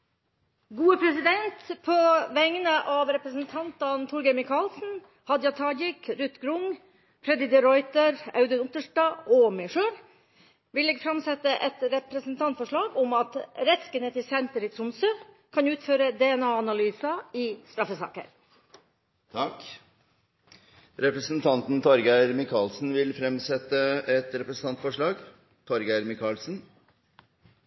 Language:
Norwegian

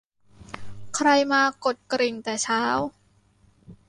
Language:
Thai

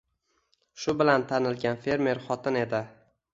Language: Uzbek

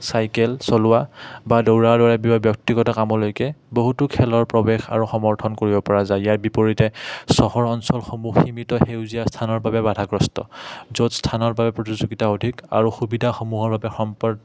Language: Assamese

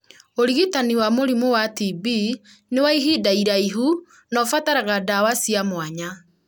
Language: Kikuyu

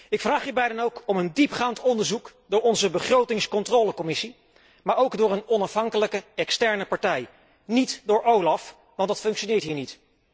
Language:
Dutch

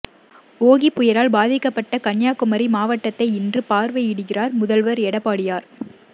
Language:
Tamil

